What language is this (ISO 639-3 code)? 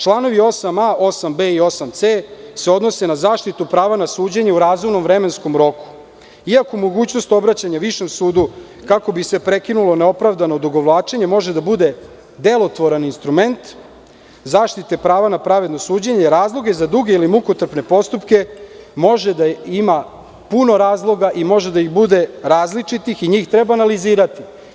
srp